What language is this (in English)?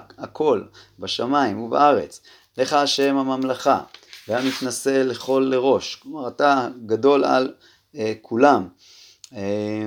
Hebrew